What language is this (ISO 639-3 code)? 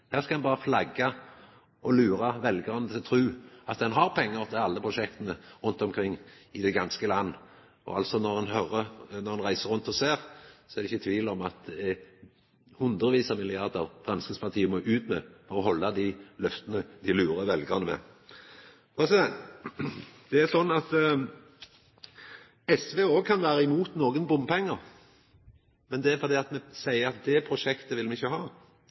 nno